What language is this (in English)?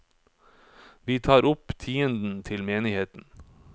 Norwegian